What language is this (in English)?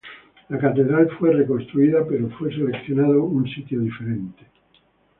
Spanish